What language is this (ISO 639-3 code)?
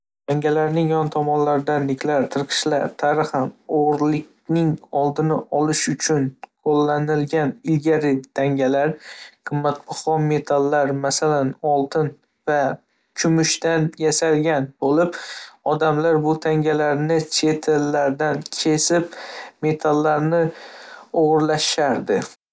uzb